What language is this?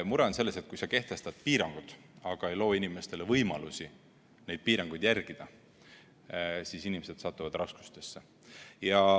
Estonian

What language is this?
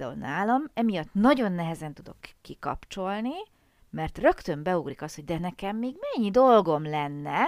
Hungarian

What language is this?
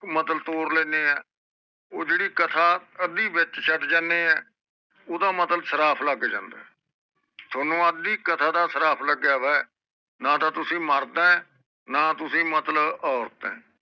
Punjabi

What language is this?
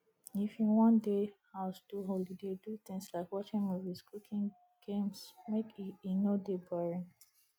Nigerian Pidgin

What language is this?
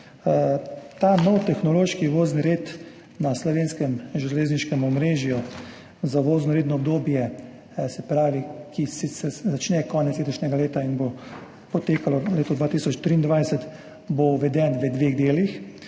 Slovenian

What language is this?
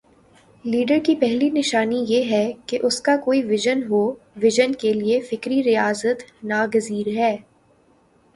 Urdu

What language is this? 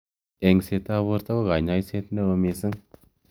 Kalenjin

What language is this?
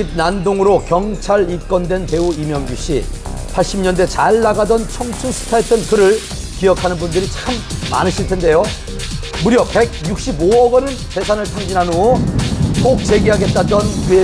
Korean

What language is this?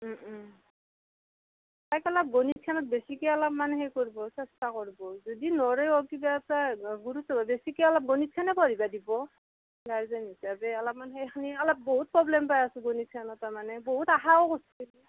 Assamese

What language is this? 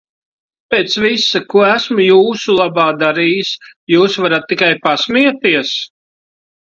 Latvian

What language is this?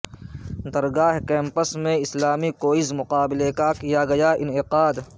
Urdu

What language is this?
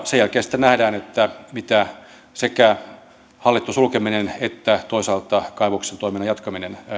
Finnish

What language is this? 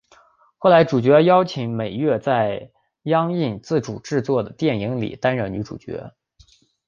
Chinese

